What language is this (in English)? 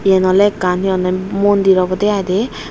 Chakma